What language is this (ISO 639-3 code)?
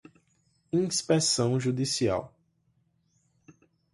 por